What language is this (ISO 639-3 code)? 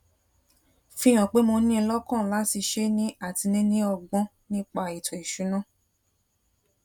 yor